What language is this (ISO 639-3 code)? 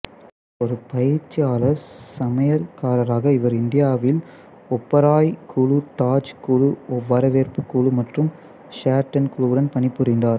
tam